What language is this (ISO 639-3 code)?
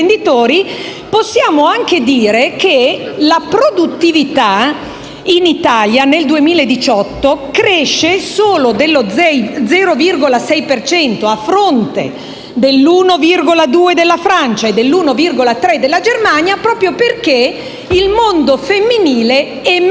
ita